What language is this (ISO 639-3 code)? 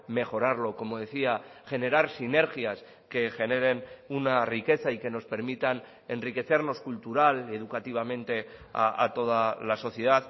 spa